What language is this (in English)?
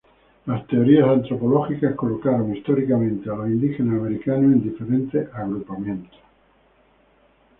Spanish